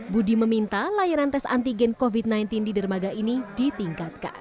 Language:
Indonesian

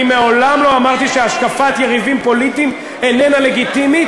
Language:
Hebrew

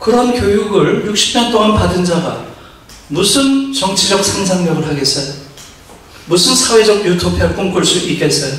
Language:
Korean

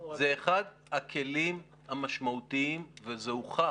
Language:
Hebrew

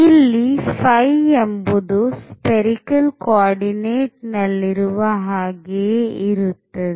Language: Kannada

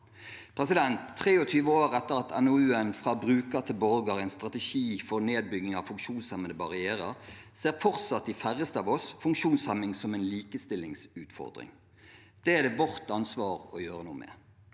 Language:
Norwegian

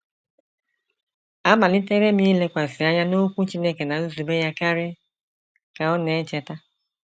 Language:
Igbo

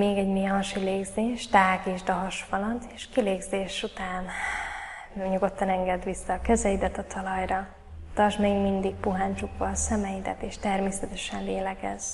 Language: Hungarian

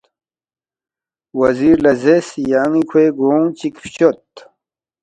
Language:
Balti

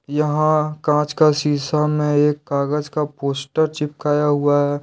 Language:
Hindi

